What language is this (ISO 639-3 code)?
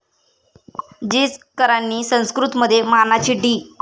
mar